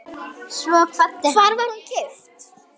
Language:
Icelandic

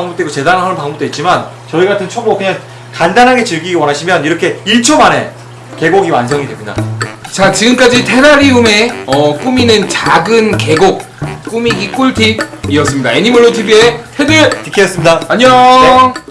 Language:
Korean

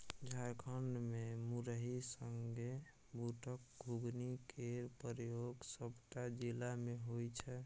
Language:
Maithili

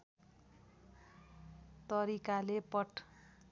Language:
Nepali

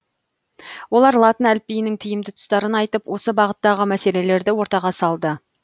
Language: Kazakh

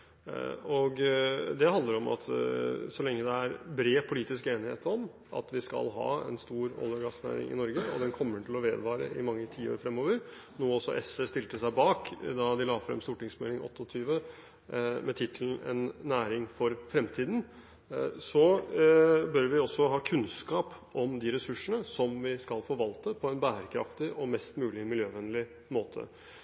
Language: Norwegian Bokmål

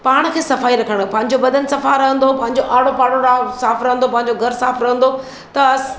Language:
Sindhi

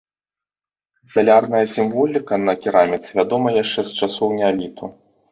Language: Belarusian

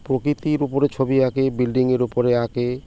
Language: Bangla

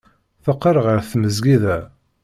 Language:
Kabyle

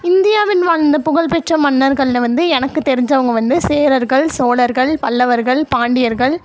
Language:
Tamil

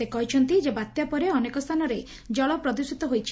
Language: Odia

